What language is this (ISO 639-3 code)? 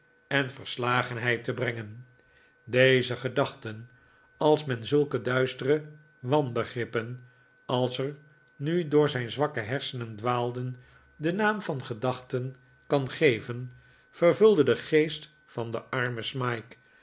nld